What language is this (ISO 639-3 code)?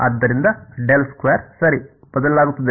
kan